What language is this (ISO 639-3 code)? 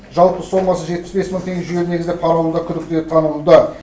kaz